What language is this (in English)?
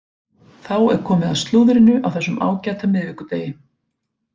Icelandic